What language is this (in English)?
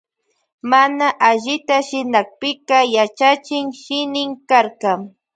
Loja Highland Quichua